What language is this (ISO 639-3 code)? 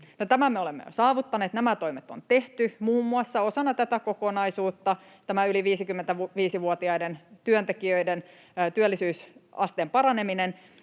fin